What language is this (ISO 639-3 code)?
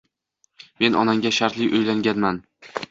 uzb